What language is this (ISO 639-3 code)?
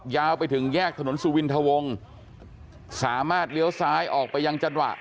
tha